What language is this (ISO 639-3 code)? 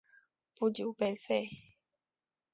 zho